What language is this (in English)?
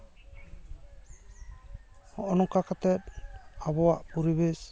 Santali